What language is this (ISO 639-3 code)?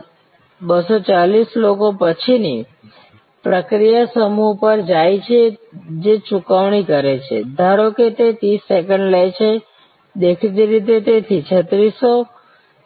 guj